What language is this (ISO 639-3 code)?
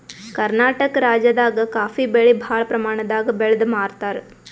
kan